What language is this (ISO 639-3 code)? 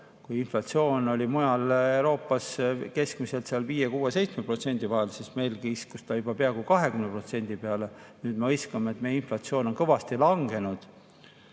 est